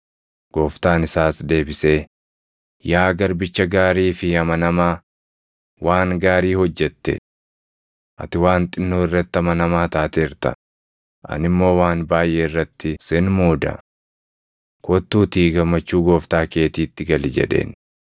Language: Oromo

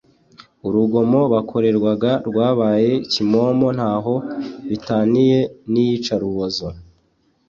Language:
Kinyarwanda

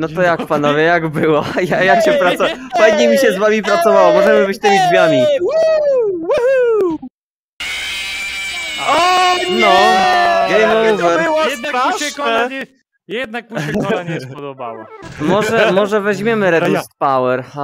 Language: Polish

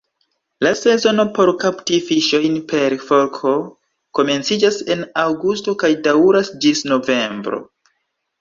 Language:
Esperanto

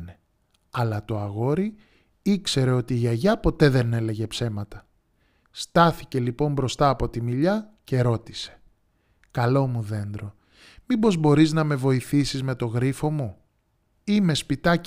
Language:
Greek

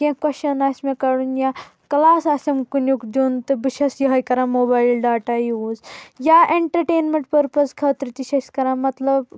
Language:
Kashmiri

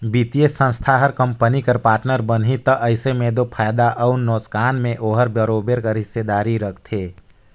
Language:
Chhattisgarhi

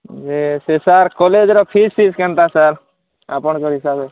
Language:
Odia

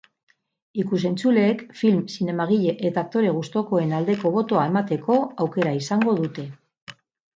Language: Basque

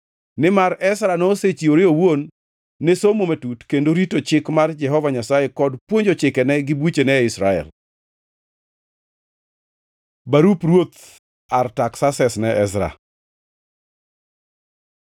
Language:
Luo (Kenya and Tanzania)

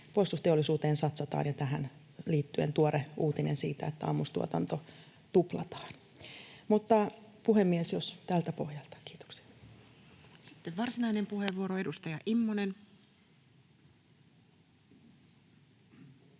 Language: Finnish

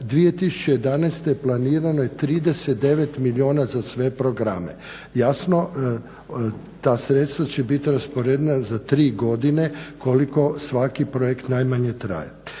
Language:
Croatian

